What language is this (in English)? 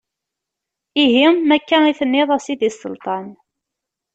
Kabyle